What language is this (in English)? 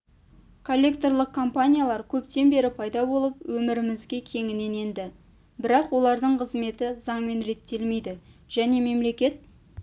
Kazakh